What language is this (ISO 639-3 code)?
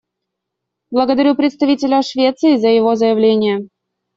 rus